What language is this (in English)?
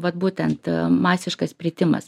Lithuanian